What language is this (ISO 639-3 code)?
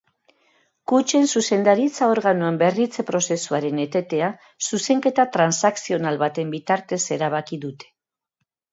eus